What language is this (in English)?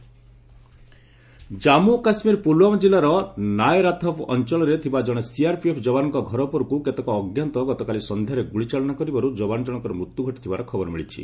Odia